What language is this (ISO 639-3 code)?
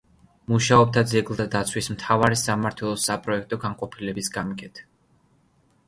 kat